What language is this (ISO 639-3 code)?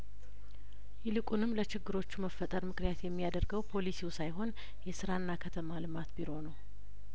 amh